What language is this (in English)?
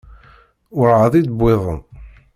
Kabyle